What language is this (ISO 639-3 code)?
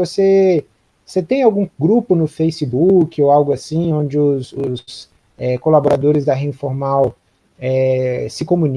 por